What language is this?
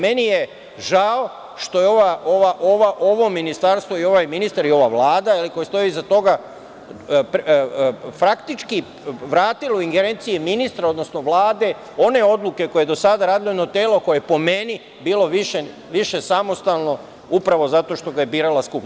Serbian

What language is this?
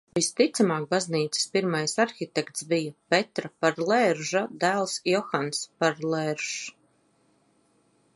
Latvian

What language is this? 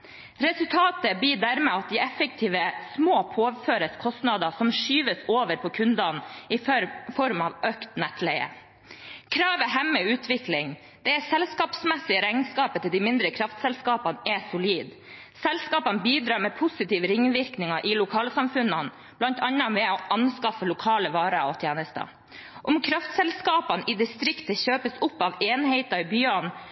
Norwegian Bokmål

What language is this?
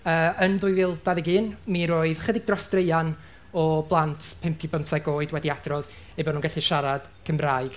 Welsh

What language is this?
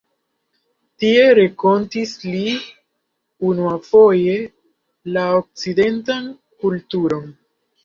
Esperanto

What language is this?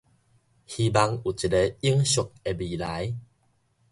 Min Nan Chinese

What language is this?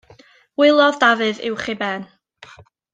Welsh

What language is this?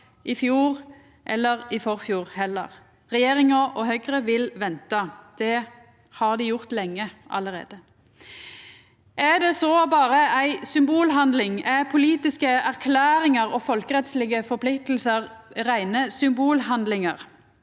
Norwegian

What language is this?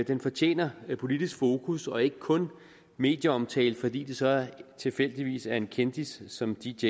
Danish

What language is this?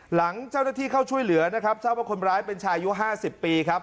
Thai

